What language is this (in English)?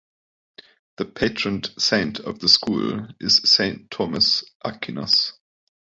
English